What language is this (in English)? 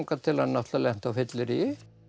Icelandic